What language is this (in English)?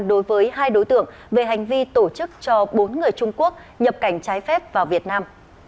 Vietnamese